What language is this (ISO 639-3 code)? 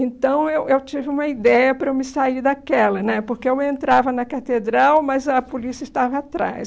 por